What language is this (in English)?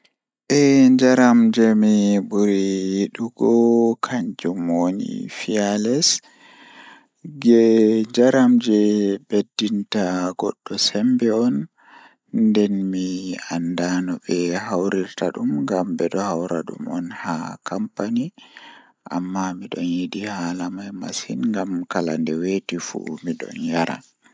Fula